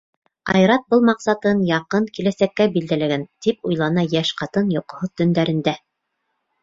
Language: Bashkir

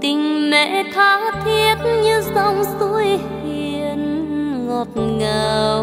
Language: Vietnamese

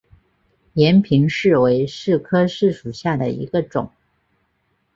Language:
Chinese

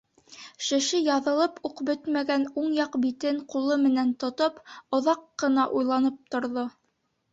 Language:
Bashkir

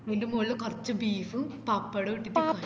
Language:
Malayalam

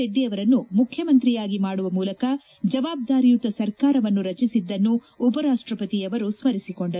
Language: Kannada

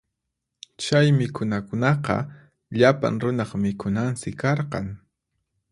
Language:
Puno Quechua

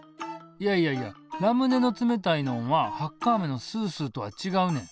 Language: Japanese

